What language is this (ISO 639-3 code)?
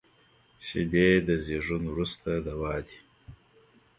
pus